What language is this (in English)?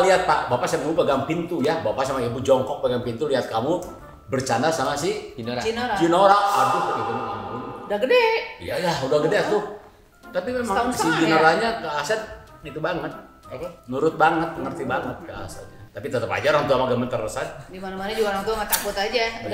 Indonesian